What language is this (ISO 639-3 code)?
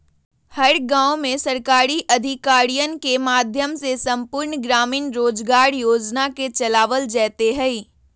mag